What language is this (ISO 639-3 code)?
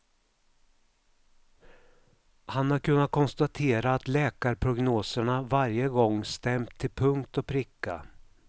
swe